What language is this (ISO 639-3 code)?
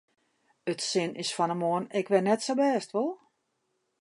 fry